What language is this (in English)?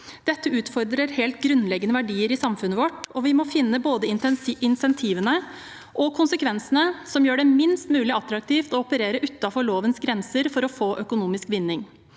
Norwegian